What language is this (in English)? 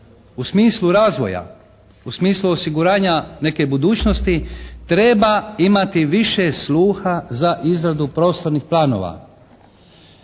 Croatian